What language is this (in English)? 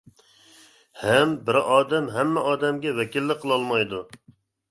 Uyghur